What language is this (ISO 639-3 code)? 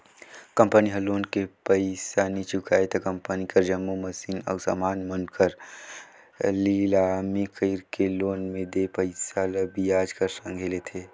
hne